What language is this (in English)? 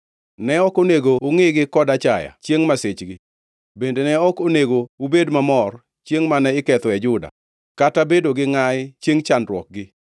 Luo (Kenya and Tanzania)